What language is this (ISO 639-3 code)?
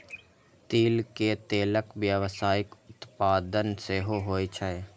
mai